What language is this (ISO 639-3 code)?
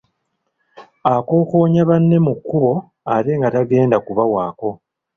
lug